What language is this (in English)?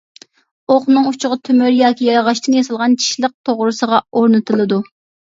Uyghur